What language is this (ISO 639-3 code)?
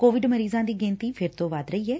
pan